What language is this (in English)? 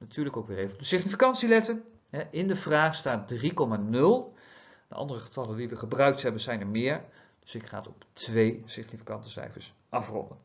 Dutch